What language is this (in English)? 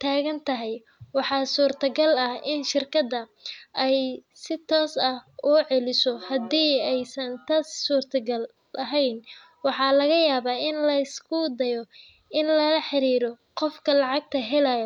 Somali